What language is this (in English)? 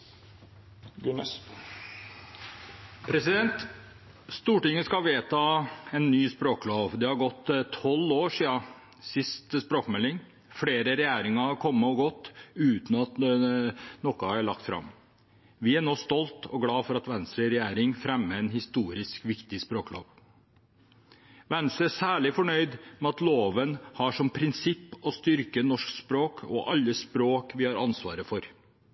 Norwegian Bokmål